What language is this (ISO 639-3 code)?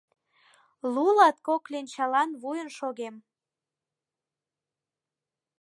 chm